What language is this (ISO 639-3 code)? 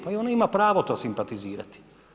hrv